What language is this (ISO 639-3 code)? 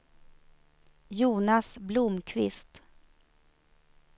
swe